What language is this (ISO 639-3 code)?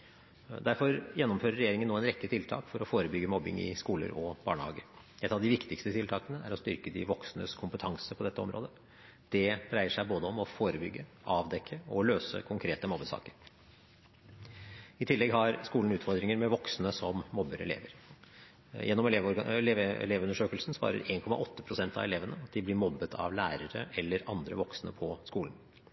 nob